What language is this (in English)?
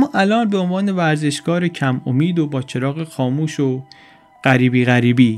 Persian